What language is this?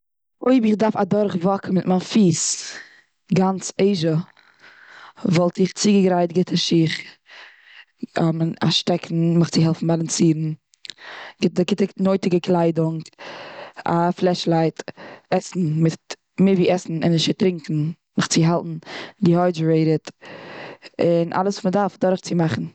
Yiddish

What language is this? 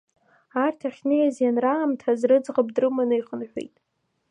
Abkhazian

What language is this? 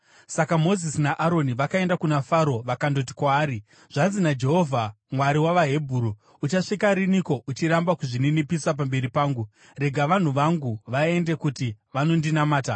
Shona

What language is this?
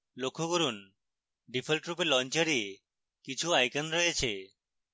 Bangla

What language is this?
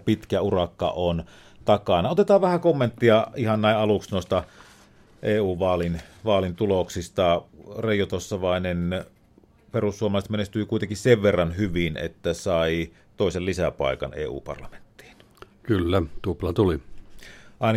Finnish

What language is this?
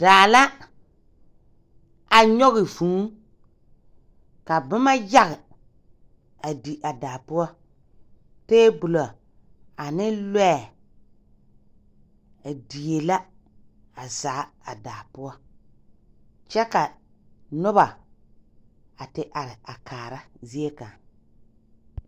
Southern Dagaare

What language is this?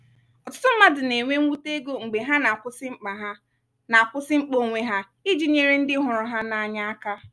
Igbo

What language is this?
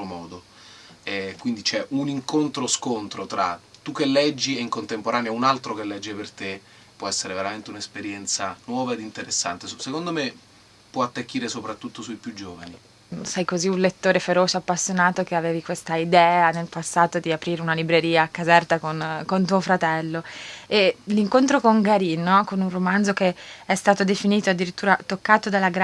Italian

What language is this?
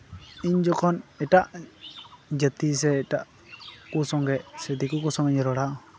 Santali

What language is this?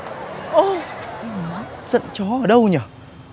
Vietnamese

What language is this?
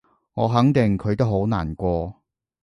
Cantonese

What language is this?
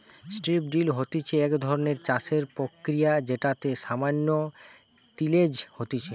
Bangla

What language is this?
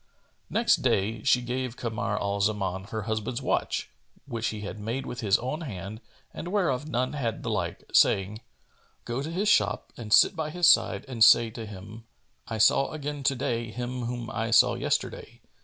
English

